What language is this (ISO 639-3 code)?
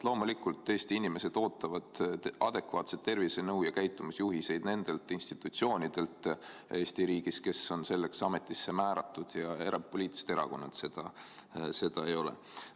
est